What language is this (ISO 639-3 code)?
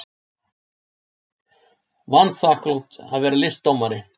isl